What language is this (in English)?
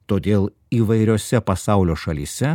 Lithuanian